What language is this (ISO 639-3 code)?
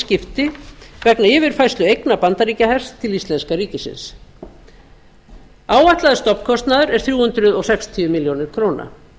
isl